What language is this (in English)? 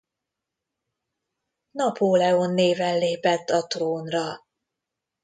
Hungarian